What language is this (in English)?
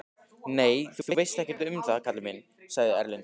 Icelandic